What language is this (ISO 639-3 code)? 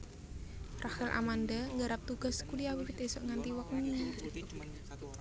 jav